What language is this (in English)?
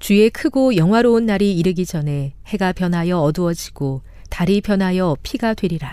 Korean